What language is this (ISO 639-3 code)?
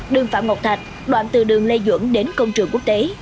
vie